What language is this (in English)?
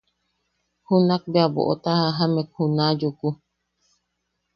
Yaqui